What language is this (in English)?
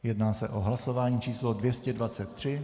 Czech